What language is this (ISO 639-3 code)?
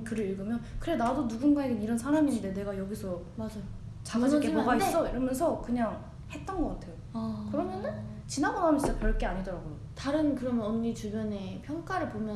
kor